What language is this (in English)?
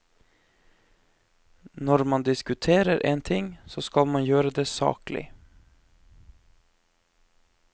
Norwegian